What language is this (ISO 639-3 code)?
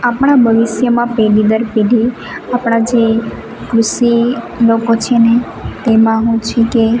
guj